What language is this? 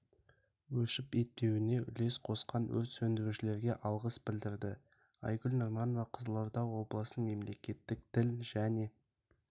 Kazakh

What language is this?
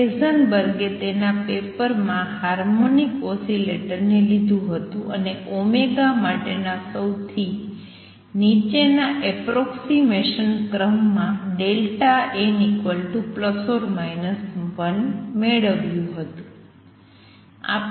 Gujarati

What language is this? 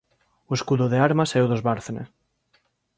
Galician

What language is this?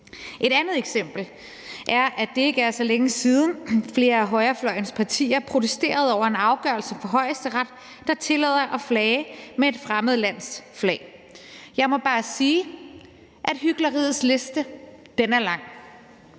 Danish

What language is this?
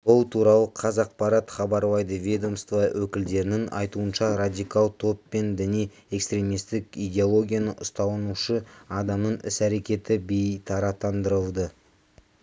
Kazakh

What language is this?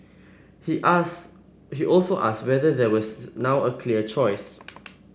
English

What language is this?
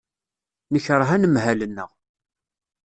Kabyle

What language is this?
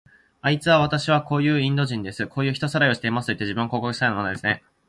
Japanese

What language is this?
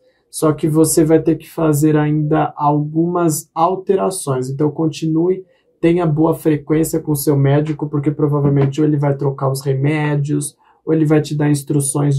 Portuguese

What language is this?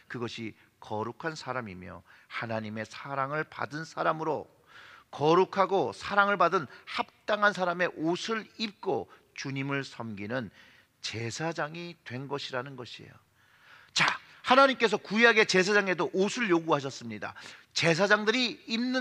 Korean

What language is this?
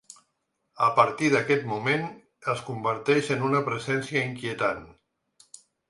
Catalan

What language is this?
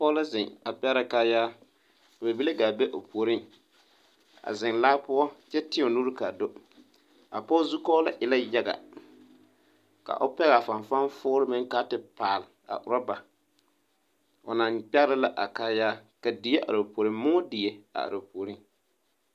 Southern Dagaare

